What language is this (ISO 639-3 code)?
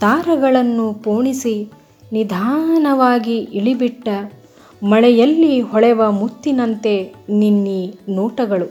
kan